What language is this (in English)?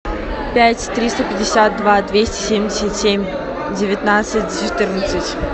Russian